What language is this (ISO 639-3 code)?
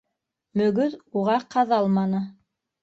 bak